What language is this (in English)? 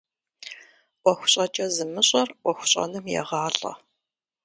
Kabardian